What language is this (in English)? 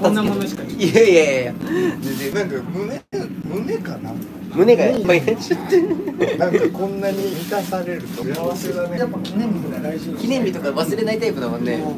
Japanese